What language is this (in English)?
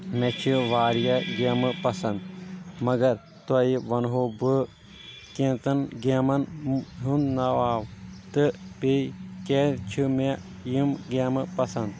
Kashmiri